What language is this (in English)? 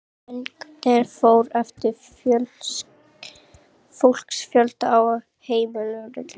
Icelandic